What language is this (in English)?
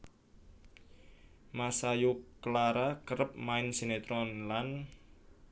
Javanese